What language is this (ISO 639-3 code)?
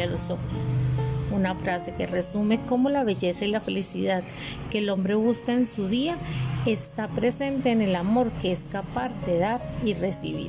spa